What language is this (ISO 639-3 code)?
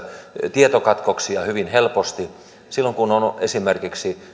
fin